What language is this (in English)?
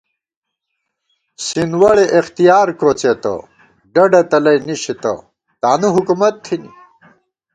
Gawar-Bati